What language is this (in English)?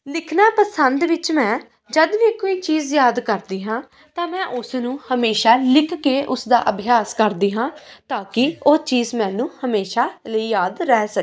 Punjabi